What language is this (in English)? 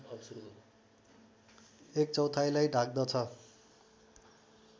Nepali